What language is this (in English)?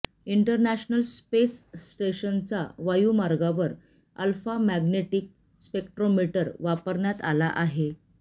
Marathi